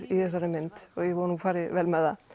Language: Icelandic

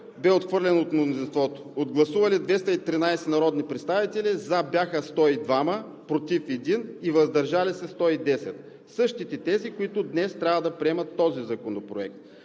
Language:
Bulgarian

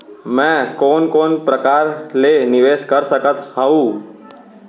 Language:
Chhattisgarhi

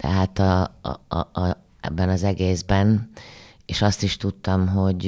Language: Hungarian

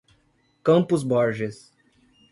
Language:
Portuguese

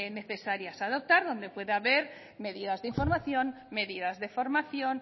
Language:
Spanish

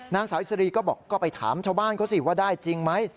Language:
Thai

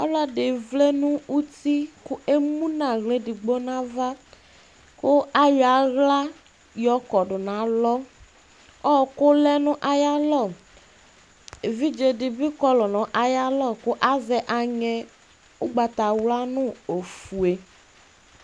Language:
Ikposo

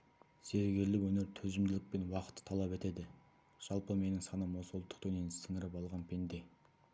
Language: Kazakh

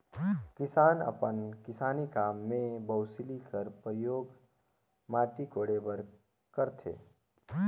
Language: Chhattisgarhi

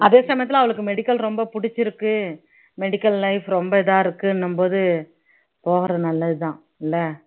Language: Tamil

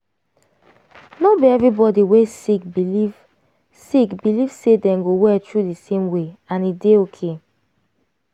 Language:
Nigerian Pidgin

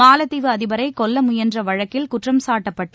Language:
Tamil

